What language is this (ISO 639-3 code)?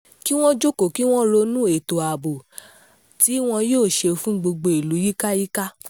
yor